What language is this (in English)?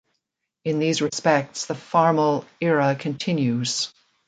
English